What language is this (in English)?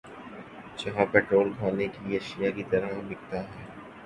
Urdu